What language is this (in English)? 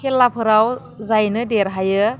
Bodo